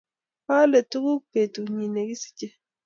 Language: Kalenjin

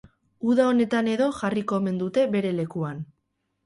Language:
Basque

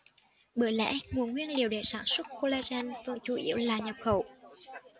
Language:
Vietnamese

